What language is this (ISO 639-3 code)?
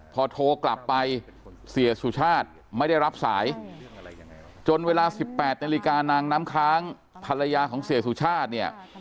tha